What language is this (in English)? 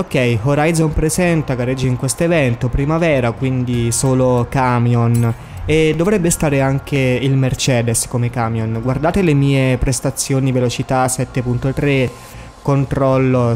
Italian